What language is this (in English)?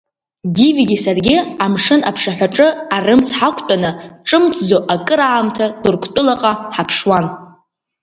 Abkhazian